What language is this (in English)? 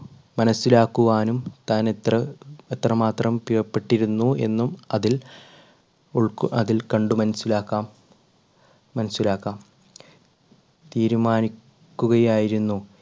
Malayalam